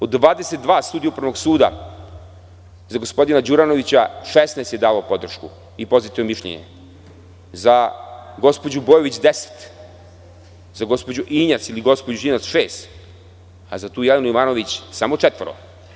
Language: Serbian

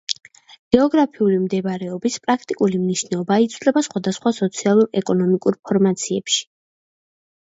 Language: Georgian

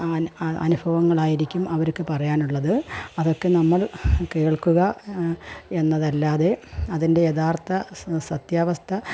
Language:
Malayalam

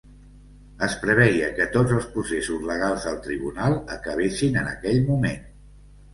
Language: Catalan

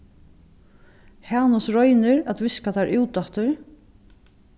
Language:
Faroese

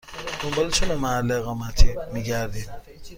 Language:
Persian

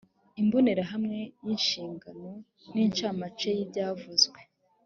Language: Kinyarwanda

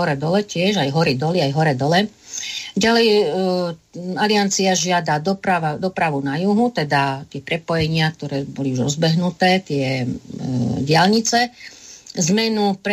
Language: Slovak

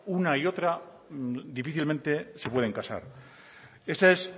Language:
Spanish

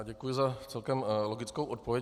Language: Czech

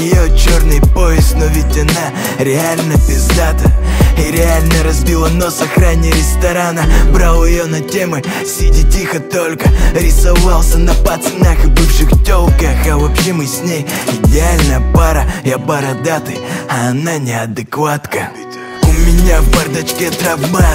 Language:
Russian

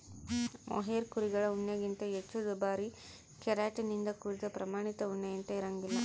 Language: Kannada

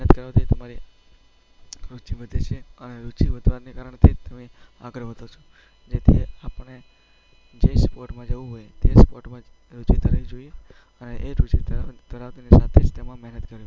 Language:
Gujarati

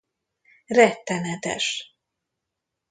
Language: Hungarian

